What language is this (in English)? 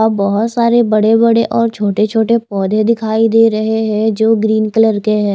Hindi